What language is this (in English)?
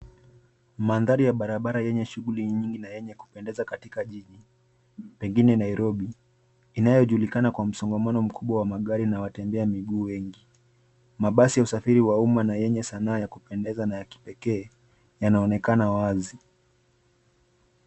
Swahili